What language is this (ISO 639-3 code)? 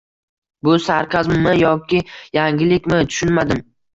uzb